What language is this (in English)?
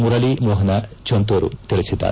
Kannada